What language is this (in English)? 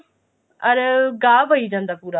Punjabi